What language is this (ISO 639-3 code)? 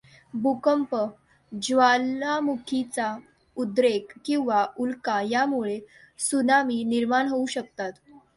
mar